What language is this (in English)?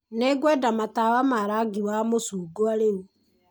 Kikuyu